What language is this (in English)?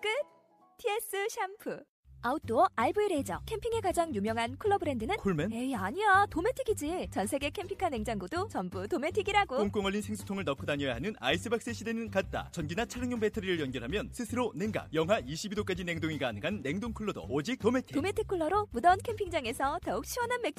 Korean